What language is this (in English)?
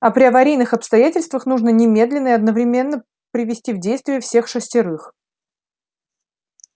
Russian